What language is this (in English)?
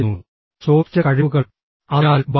Malayalam